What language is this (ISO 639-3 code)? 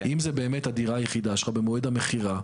heb